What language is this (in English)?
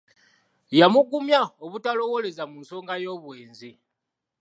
Ganda